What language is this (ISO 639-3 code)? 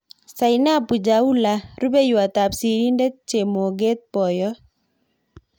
kln